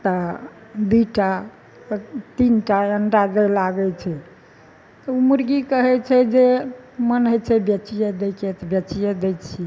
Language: Maithili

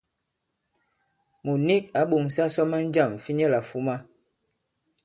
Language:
Bankon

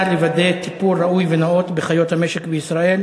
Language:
Hebrew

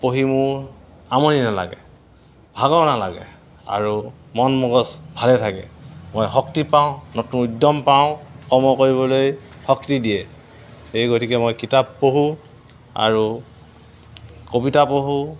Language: Assamese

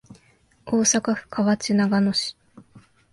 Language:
Japanese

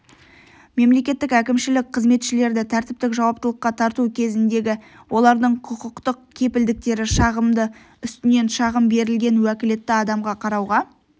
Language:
Kazakh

